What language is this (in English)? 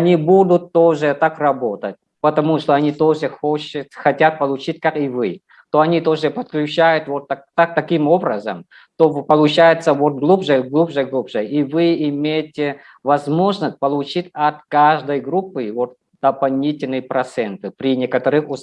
Russian